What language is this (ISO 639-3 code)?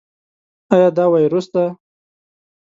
pus